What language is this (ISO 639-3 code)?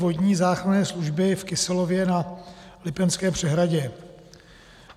ces